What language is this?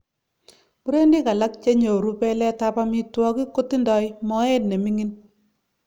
Kalenjin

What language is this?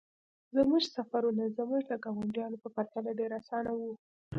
Pashto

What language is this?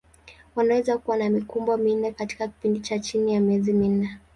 Swahili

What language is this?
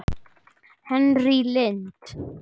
Icelandic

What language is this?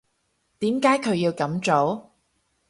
Cantonese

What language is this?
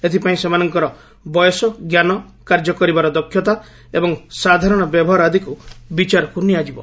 Odia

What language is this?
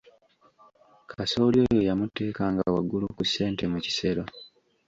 Ganda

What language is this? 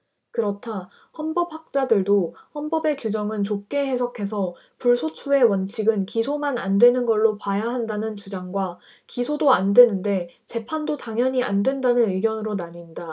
Korean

